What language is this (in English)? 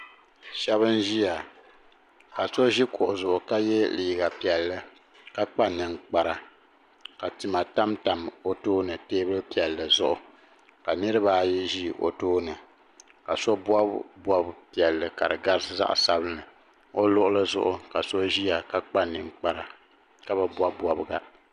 Dagbani